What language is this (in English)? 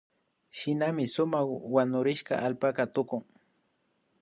Imbabura Highland Quichua